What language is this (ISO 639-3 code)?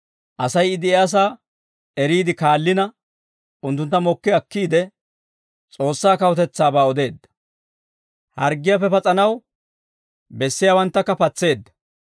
dwr